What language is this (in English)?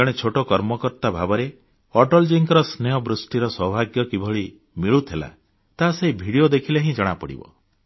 Odia